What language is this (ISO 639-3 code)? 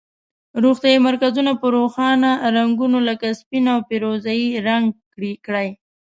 pus